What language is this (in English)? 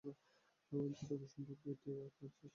Bangla